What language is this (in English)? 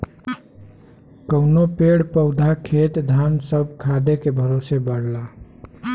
Bhojpuri